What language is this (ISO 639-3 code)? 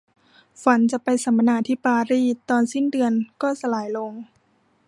tha